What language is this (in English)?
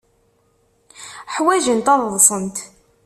Kabyle